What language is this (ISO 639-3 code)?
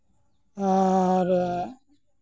sat